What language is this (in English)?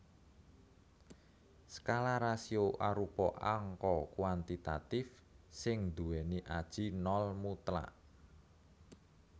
Javanese